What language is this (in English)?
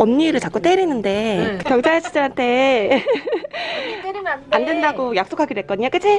Korean